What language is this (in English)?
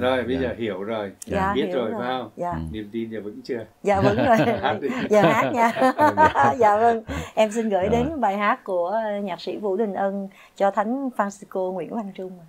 Vietnamese